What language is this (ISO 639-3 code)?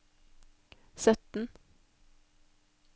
nor